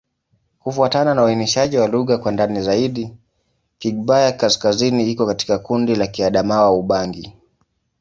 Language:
Swahili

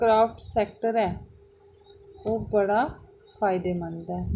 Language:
Dogri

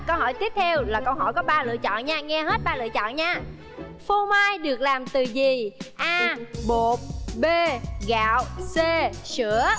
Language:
Vietnamese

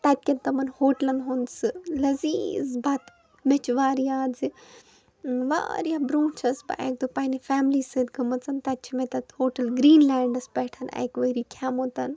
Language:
Kashmiri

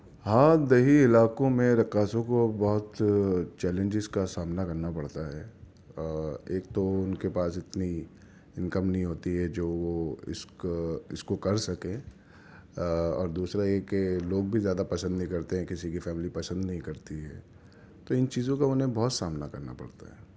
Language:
Urdu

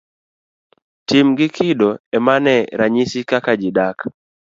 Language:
Luo (Kenya and Tanzania)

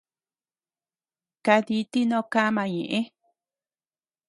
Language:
Tepeuxila Cuicatec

